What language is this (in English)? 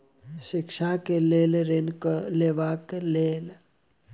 Maithili